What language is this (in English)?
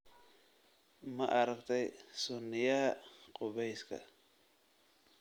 Somali